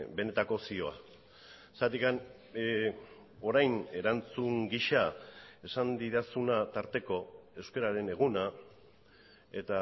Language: Basque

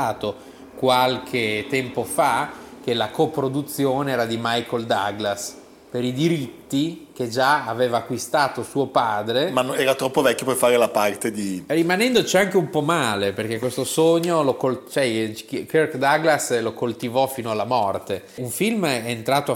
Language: Italian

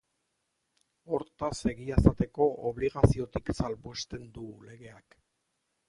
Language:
Basque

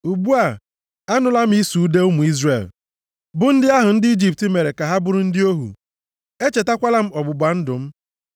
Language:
Igbo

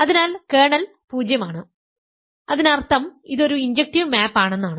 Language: Malayalam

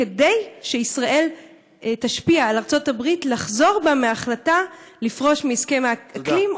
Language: Hebrew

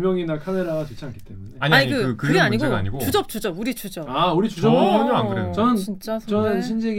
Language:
Korean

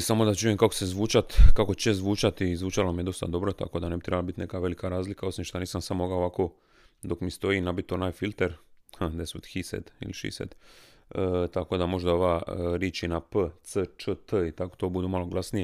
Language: Croatian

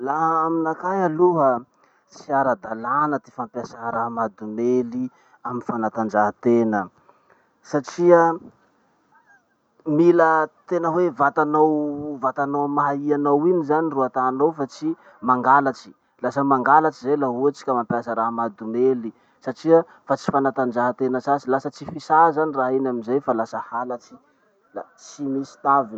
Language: Masikoro Malagasy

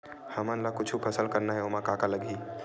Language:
Chhattisgarhi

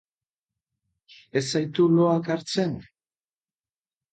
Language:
Basque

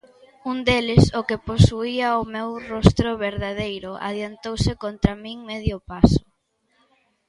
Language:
Galician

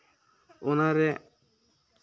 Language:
Santali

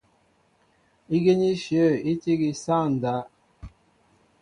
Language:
Mbo (Cameroon)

